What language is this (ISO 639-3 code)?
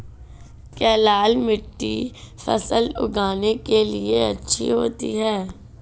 hin